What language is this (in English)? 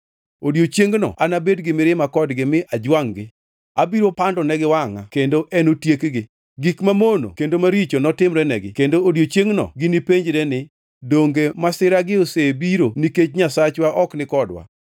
Luo (Kenya and Tanzania)